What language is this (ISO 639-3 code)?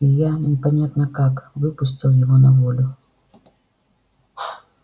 rus